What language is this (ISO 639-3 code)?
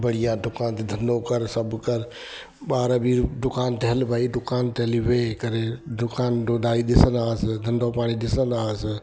snd